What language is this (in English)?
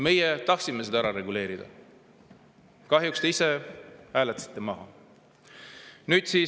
Estonian